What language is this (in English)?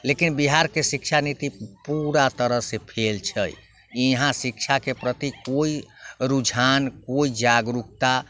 Maithili